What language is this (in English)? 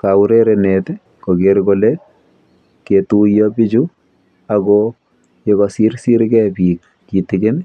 Kalenjin